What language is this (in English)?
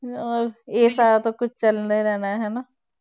Punjabi